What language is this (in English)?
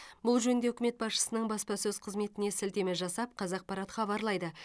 Kazakh